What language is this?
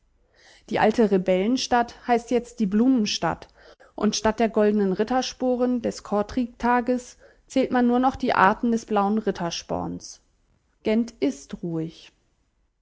German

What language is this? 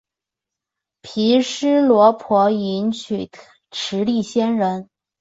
Chinese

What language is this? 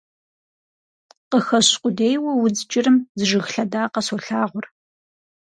Kabardian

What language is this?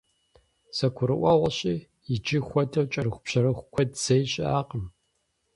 Kabardian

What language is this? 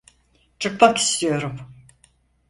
Turkish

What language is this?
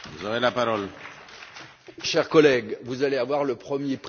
French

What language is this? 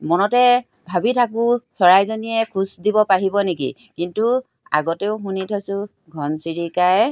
Assamese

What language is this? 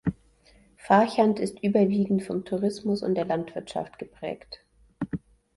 German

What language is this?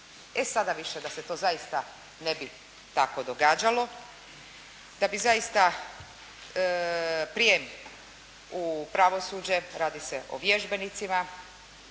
Croatian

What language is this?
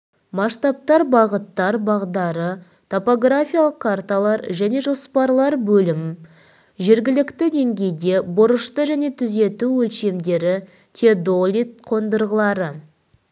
Kazakh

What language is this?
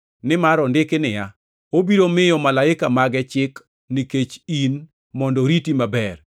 Luo (Kenya and Tanzania)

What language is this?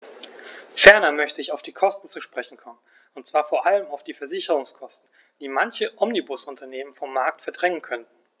German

